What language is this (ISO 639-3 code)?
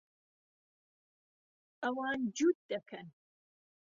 ckb